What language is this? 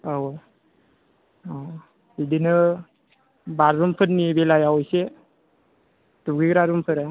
Bodo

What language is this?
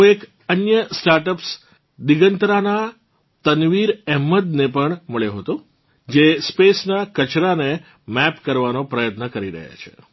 Gujarati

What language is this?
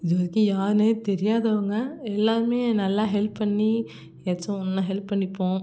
Tamil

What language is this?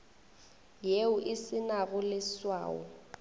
Northern Sotho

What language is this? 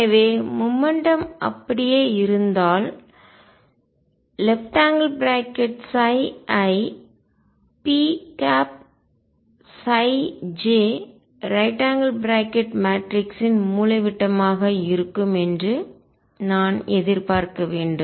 Tamil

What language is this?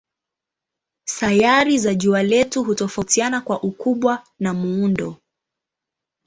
Swahili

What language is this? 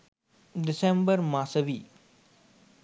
Sinhala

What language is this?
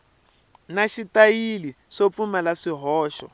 Tsonga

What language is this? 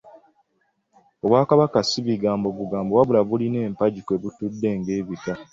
Ganda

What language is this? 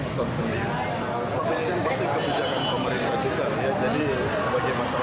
Indonesian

